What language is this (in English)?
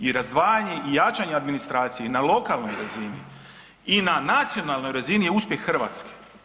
Croatian